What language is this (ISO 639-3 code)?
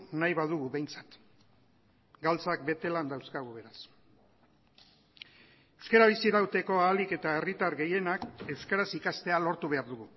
eus